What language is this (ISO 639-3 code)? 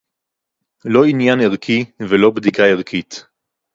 heb